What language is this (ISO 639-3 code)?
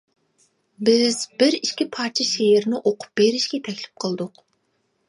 uig